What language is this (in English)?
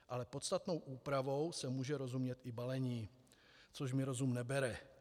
Czech